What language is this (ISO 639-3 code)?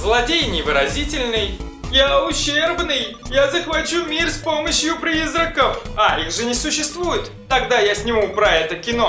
rus